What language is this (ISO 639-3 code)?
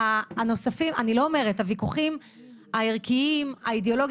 heb